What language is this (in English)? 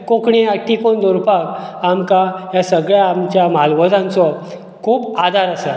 Konkani